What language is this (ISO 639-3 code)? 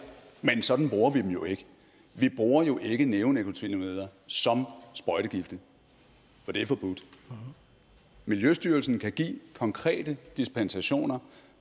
dan